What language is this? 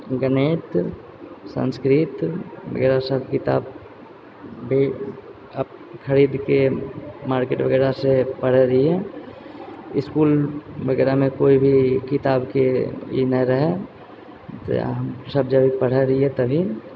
Maithili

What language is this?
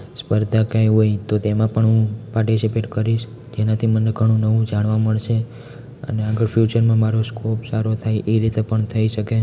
Gujarati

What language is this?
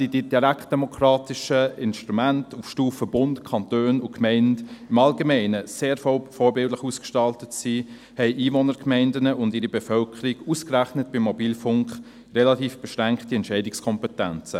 Swiss German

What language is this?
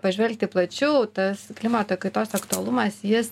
Lithuanian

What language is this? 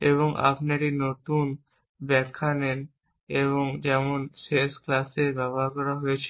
Bangla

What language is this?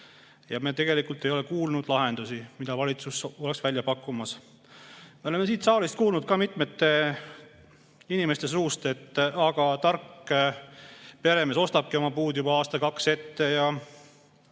Estonian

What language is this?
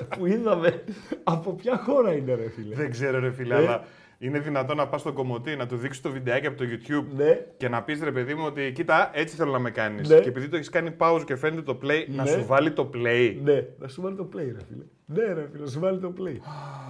Greek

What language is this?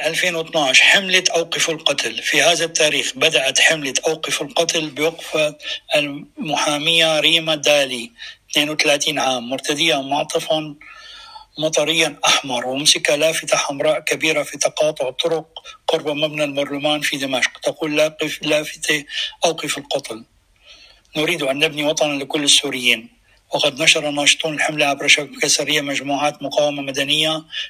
Arabic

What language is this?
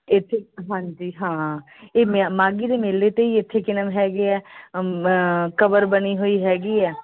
Punjabi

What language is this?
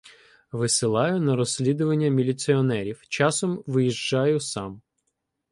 Ukrainian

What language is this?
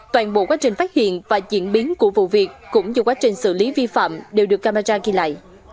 Vietnamese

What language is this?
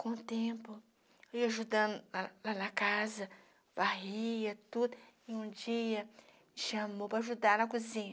Portuguese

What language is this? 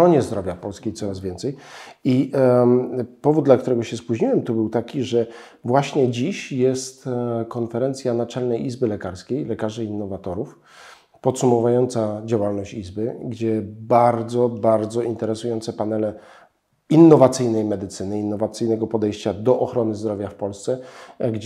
Polish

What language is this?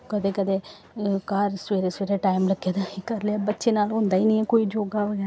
Dogri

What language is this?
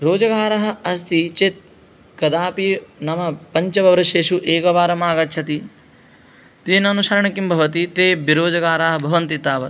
Sanskrit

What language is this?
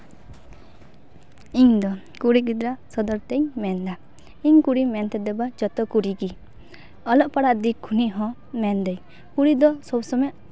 Santali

